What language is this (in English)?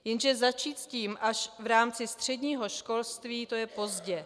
Czech